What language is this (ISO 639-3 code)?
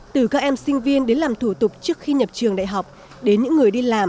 vie